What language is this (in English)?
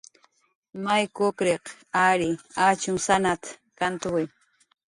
Jaqaru